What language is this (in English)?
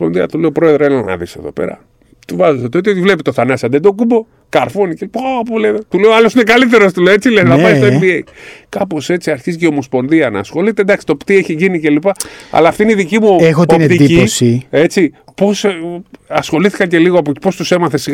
Greek